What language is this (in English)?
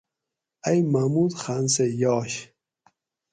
Gawri